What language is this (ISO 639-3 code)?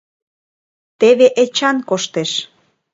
chm